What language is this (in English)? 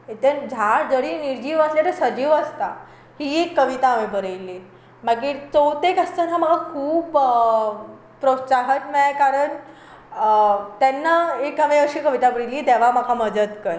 Konkani